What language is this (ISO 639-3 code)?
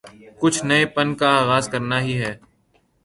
urd